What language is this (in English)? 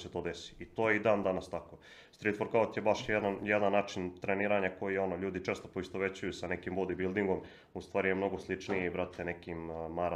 Croatian